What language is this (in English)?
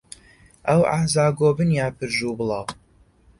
Central Kurdish